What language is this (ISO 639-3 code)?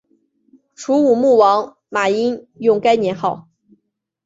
zho